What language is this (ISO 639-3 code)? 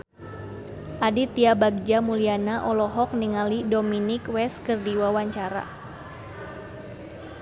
sun